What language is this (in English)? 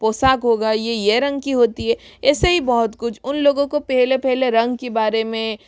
Hindi